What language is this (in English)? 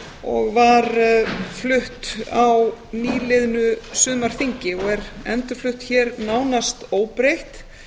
Icelandic